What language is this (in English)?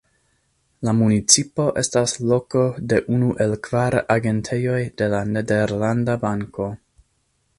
Esperanto